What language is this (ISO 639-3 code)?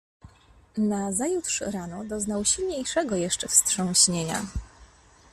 pol